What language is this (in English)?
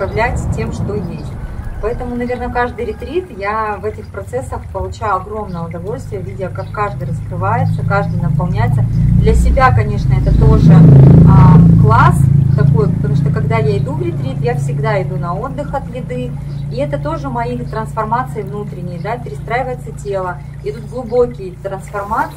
Russian